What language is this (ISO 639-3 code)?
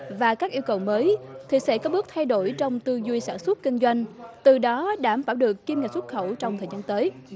vie